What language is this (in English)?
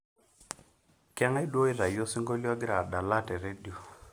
Masai